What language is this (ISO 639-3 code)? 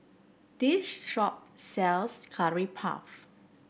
eng